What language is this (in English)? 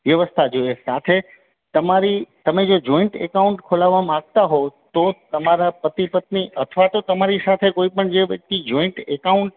Gujarati